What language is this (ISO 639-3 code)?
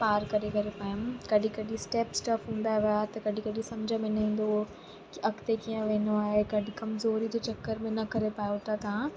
snd